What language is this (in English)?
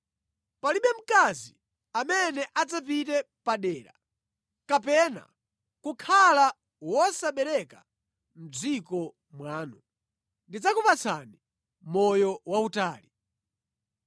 Nyanja